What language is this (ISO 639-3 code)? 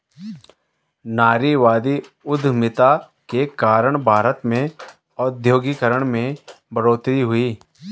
hin